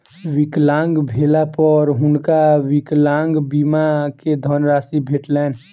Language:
Maithili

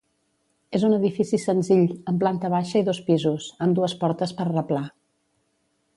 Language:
Catalan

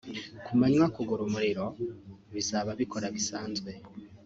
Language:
Kinyarwanda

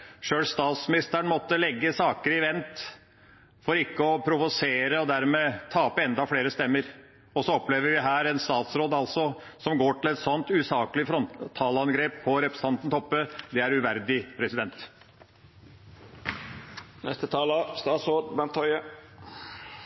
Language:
Norwegian Bokmål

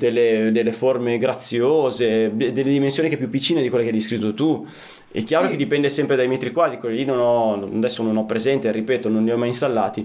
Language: Italian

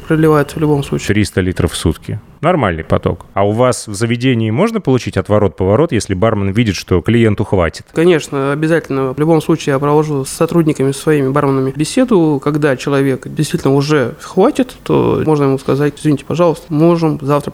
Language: Russian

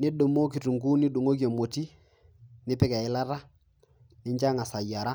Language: Masai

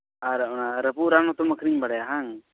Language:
Santali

